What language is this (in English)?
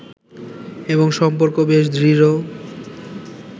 Bangla